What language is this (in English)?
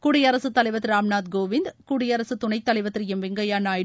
Tamil